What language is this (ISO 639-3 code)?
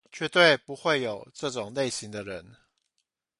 zho